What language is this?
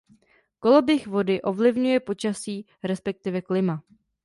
Czech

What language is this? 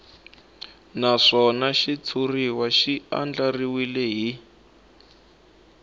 Tsonga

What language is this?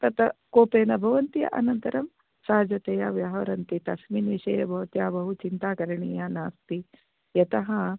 Sanskrit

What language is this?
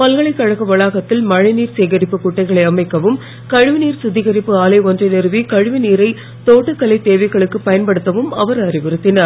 Tamil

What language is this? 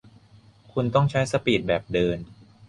Thai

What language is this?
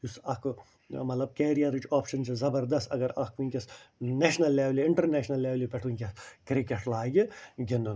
Kashmiri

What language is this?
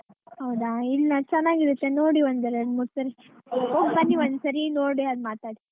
Kannada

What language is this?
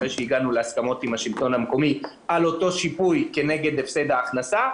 Hebrew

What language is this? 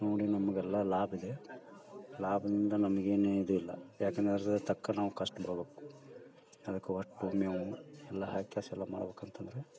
Kannada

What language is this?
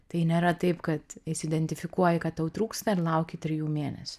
Lithuanian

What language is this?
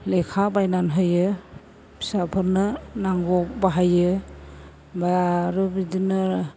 Bodo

